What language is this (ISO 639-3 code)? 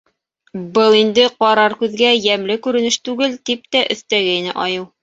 bak